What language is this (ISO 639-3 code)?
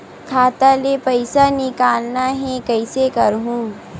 hne